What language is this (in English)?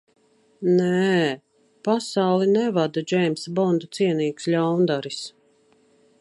Latvian